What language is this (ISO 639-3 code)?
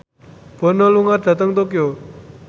jav